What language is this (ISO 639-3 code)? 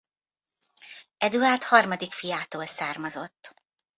hun